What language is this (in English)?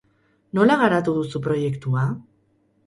Basque